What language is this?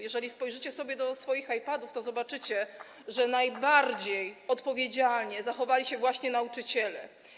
Polish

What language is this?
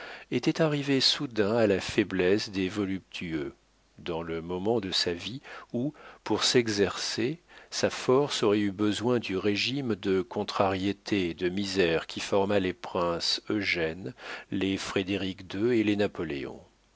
French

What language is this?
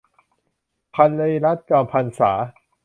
Thai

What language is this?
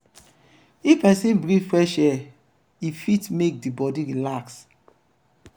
Nigerian Pidgin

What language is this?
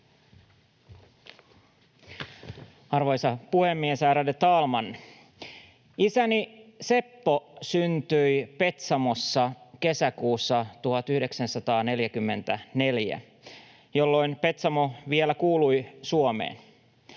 Finnish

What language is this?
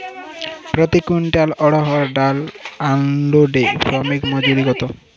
Bangla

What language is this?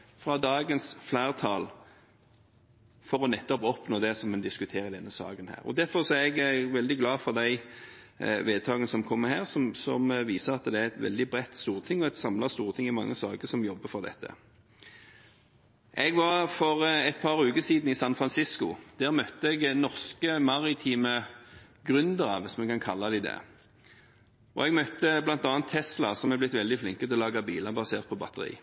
Norwegian Bokmål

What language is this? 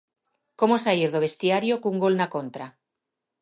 Galician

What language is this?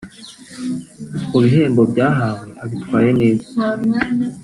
Kinyarwanda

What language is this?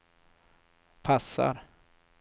Swedish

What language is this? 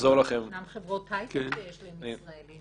Hebrew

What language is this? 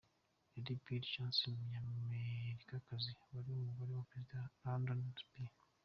Kinyarwanda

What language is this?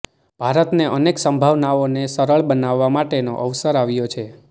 Gujarati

